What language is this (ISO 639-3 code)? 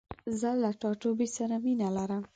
pus